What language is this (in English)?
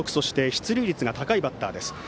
Japanese